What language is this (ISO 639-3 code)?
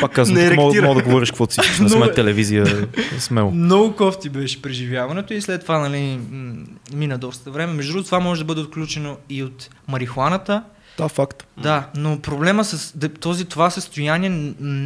bul